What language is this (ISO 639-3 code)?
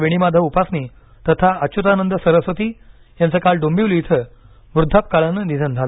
mar